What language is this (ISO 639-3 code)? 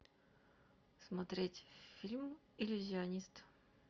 rus